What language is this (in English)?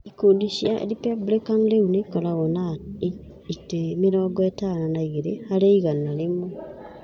Kikuyu